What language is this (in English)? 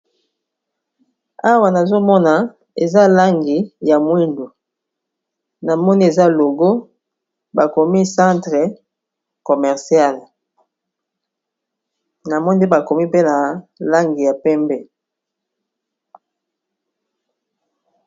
Lingala